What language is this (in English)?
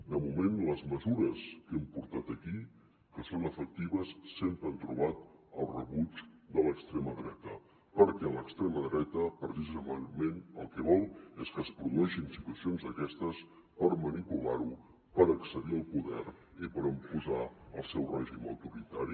Catalan